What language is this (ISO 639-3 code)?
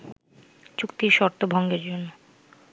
ben